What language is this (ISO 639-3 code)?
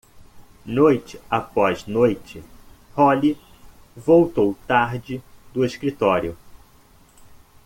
por